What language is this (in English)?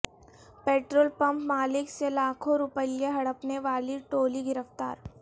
Urdu